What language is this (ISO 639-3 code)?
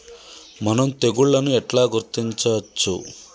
tel